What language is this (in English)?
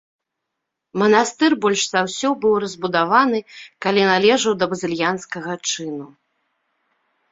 Belarusian